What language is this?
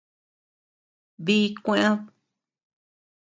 Tepeuxila Cuicatec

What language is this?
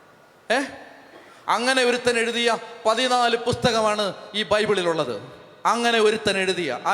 Malayalam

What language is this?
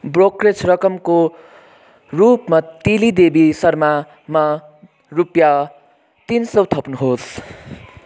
Nepali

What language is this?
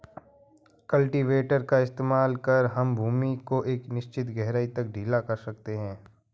Hindi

